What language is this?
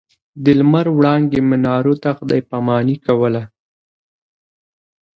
Pashto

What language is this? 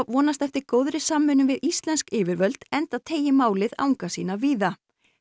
Icelandic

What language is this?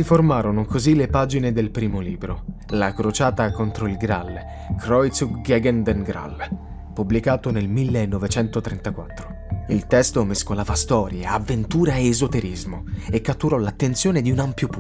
Italian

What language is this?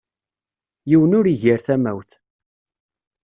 Kabyle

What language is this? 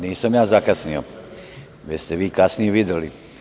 Serbian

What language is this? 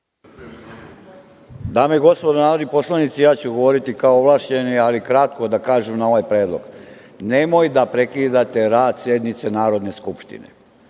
Serbian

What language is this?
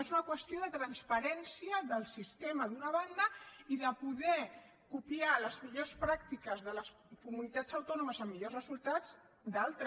Catalan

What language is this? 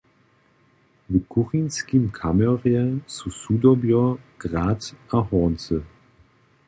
Upper Sorbian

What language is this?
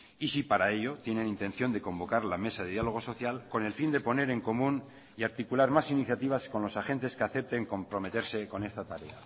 Spanish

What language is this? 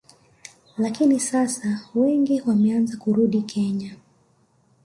Swahili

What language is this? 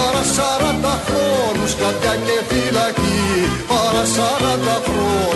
Greek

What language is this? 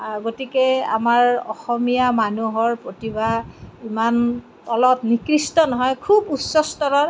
Assamese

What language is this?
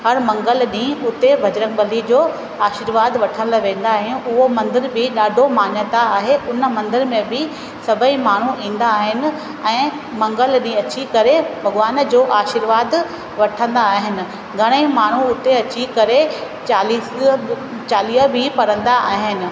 Sindhi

